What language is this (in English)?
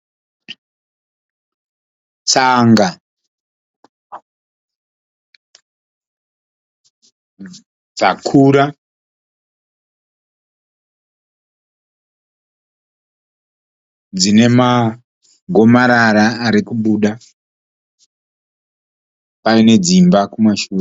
Shona